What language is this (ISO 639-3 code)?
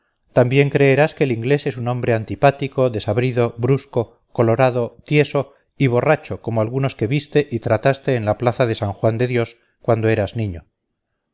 spa